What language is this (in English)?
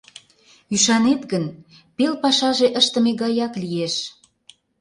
Mari